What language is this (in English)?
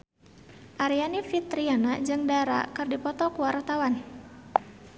Sundanese